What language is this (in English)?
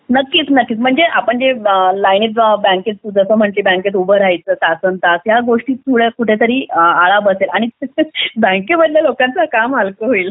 Marathi